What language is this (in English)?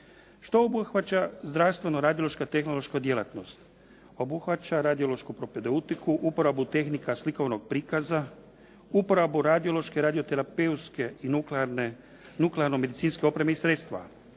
Croatian